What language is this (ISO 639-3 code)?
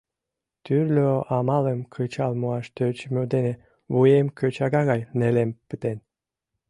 chm